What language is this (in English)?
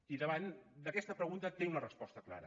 Catalan